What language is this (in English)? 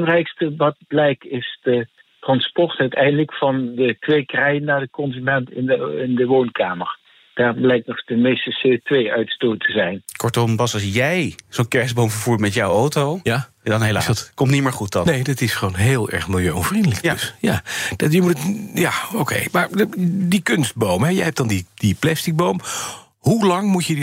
Dutch